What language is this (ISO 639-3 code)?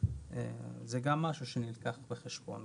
heb